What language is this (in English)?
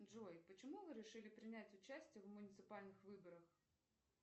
Russian